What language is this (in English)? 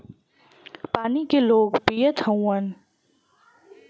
Bhojpuri